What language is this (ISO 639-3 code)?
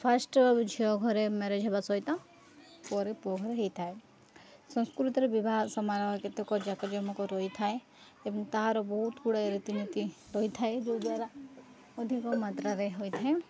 ori